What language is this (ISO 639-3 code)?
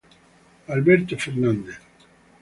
ita